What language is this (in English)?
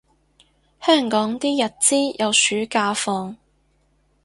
Cantonese